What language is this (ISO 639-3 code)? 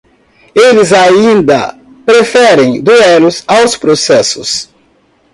por